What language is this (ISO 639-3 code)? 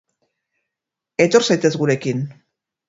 eus